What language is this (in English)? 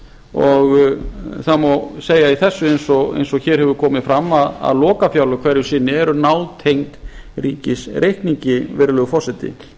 Icelandic